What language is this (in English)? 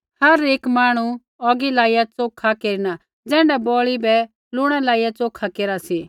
Kullu Pahari